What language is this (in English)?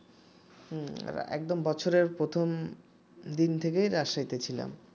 Bangla